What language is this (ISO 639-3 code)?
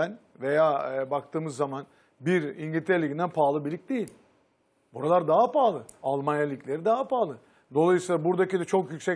tur